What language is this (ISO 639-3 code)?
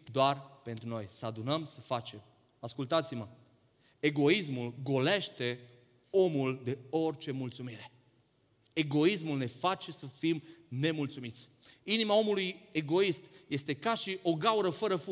ron